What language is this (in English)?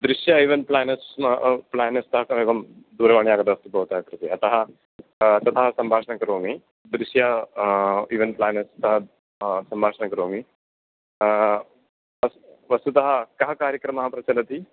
Sanskrit